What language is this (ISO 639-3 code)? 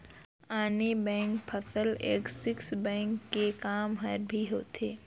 hne